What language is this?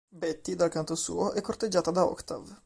Italian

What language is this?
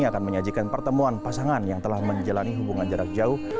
Indonesian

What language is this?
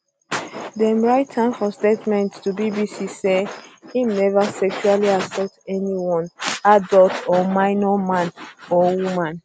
Nigerian Pidgin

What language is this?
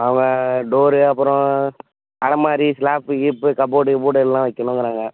Tamil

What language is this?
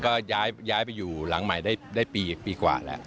Thai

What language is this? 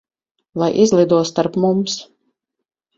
Latvian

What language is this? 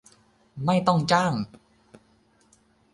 Thai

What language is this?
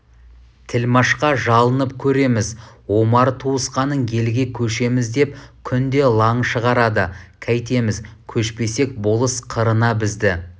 Kazakh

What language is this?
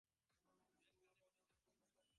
Bangla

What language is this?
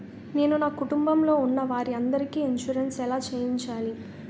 Telugu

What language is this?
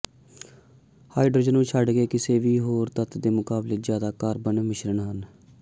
Punjabi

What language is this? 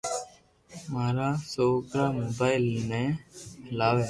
Loarki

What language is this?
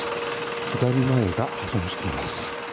Japanese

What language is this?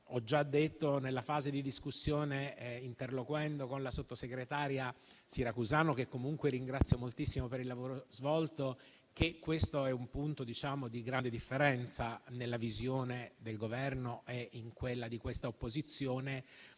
Italian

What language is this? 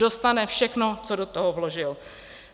Czech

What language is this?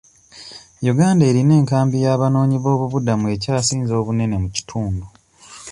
Ganda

